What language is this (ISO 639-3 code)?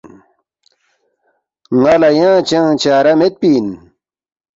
bft